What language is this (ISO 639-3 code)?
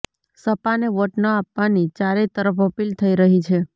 guj